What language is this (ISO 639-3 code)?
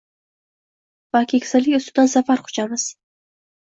uzb